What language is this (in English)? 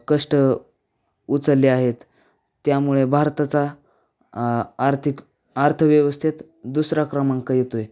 Marathi